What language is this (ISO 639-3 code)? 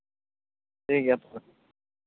sat